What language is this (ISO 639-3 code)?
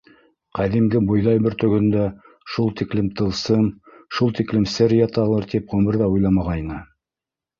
bak